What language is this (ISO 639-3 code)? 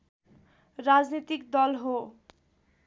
nep